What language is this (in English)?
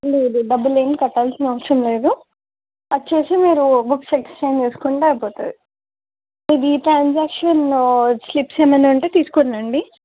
Telugu